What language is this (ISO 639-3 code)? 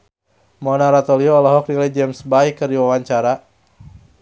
sun